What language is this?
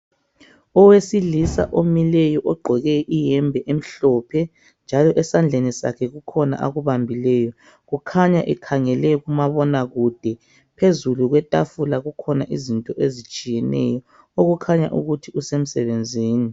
North Ndebele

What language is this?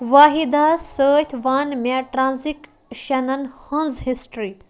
Kashmiri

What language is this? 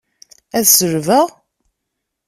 Kabyle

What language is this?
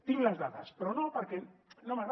Catalan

